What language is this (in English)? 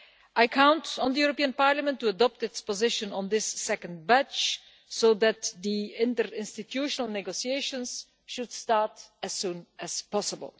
English